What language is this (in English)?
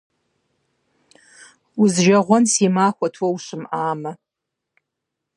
Kabardian